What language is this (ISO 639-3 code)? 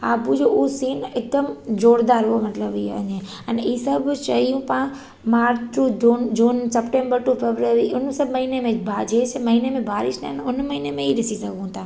snd